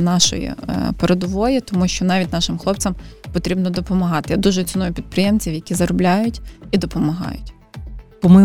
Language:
Ukrainian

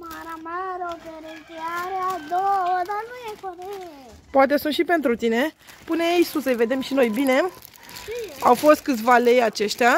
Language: Romanian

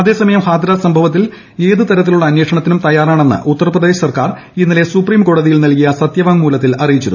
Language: Malayalam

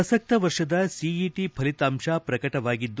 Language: Kannada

